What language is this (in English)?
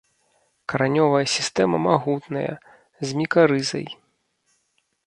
Belarusian